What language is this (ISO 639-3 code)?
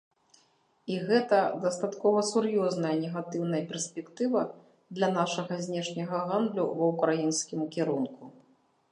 bel